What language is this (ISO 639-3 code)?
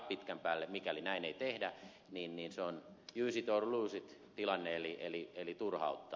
fin